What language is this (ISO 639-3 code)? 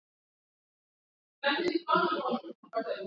swa